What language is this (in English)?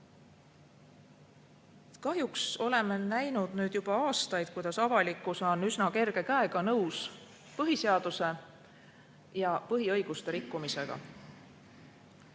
Estonian